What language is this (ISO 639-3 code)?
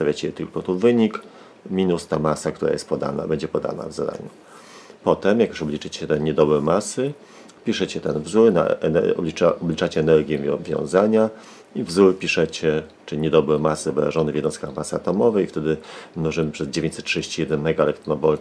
pol